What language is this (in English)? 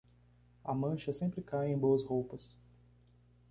Portuguese